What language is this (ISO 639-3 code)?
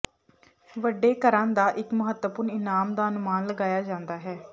pan